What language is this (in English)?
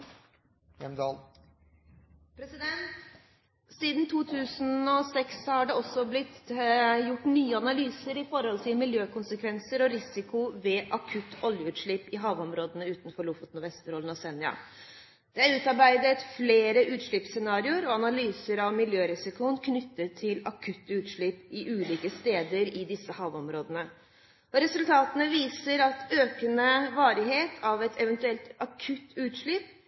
Norwegian Bokmål